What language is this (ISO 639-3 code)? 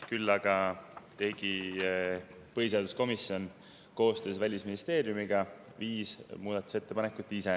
est